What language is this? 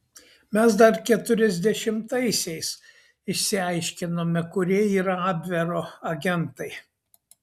Lithuanian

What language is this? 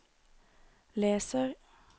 Norwegian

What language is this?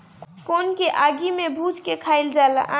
Bhojpuri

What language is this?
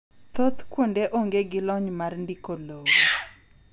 Luo (Kenya and Tanzania)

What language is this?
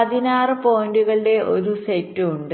Malayalam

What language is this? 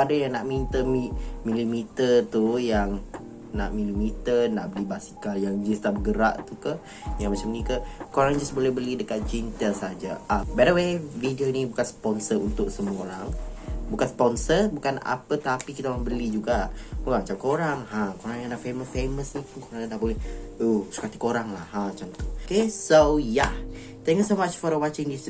Malay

